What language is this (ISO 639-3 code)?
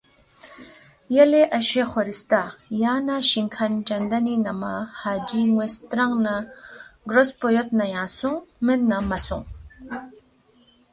bft